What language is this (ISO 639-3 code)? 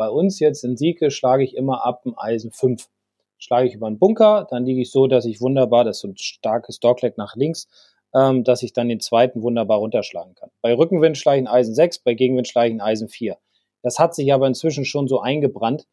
deu